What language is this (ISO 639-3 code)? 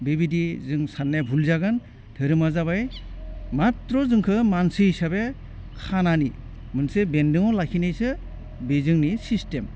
brx